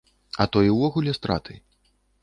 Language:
Belarusian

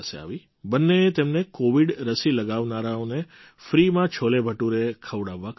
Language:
Gujarati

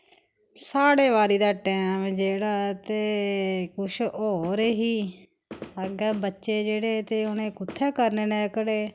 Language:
Dogri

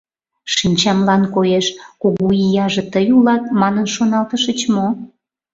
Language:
Mari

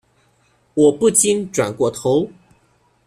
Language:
Chinese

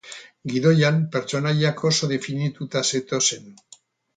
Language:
Basque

